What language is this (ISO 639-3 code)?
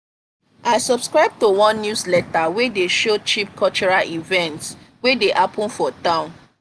pcm